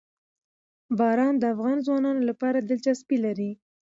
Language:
Pashto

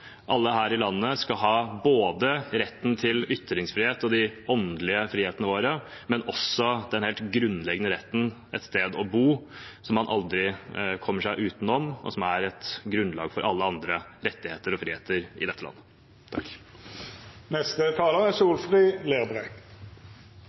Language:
Norwegian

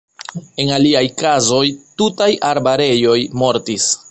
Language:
Esperanto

